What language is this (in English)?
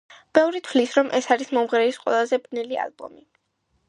Georgian